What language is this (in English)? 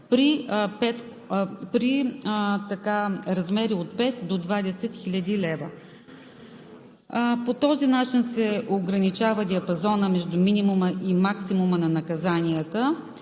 Bulgarian